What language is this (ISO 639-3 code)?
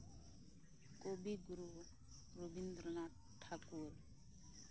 sat